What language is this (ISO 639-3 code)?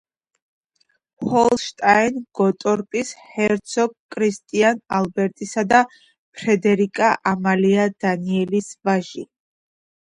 kat